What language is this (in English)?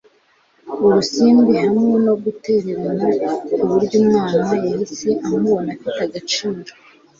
Kinyarwanda